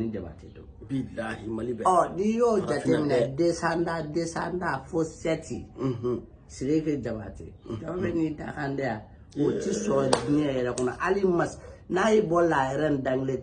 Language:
Indonesian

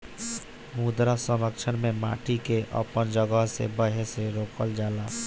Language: Bhojpuri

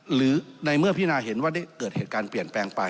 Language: Thai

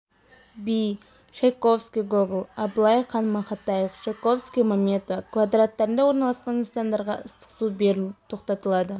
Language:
Kazakh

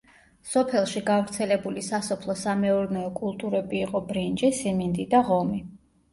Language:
Georgian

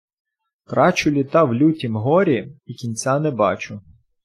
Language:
Ukrainian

